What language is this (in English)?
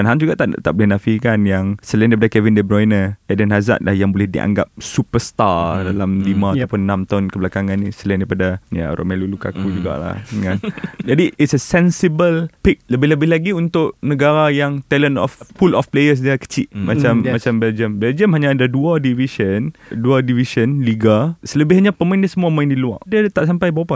Malay